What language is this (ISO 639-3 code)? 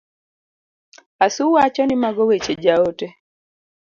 luo